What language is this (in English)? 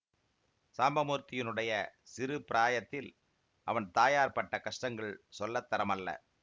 Tamil